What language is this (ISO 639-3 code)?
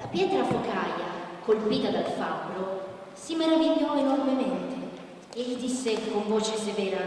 ita